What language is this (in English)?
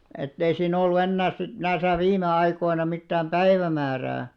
Finnish